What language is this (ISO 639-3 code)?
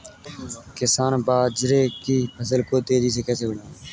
hin